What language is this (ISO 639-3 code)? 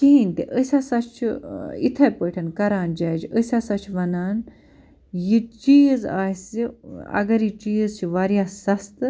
kas